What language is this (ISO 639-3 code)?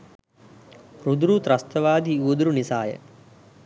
sin